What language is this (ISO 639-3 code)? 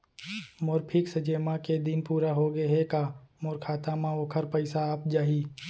hne